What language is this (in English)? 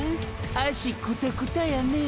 Japanese